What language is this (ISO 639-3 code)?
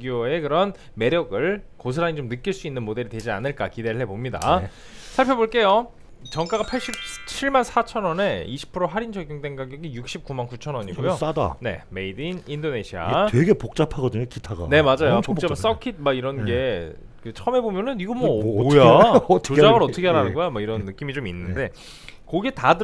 kor